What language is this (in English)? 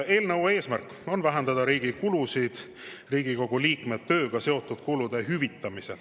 Estonian